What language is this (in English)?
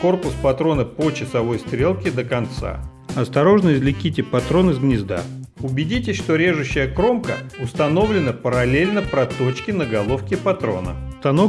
Russian